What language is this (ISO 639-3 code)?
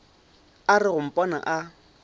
nso